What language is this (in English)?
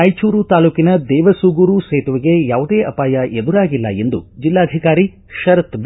Kannada